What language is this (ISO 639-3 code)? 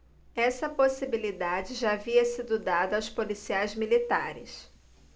por